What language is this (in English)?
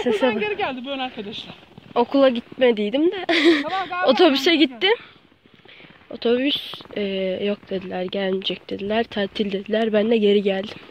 Turkish